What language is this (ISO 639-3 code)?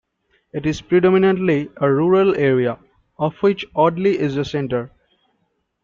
eng